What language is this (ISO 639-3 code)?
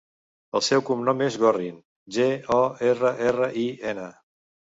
cat